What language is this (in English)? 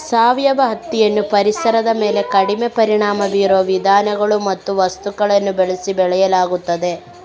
Kannada